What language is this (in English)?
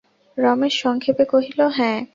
Bangla